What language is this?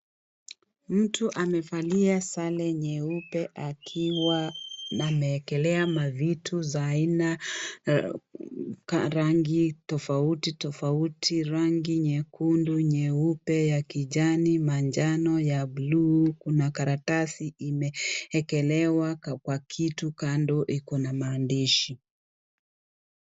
Swahili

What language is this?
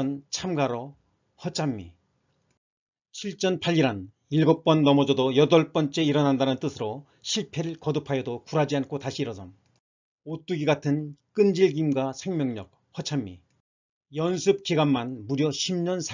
Korean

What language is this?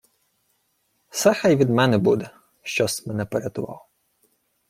Ukrainian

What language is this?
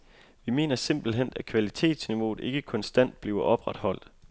Danish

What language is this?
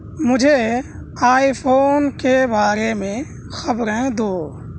Urdu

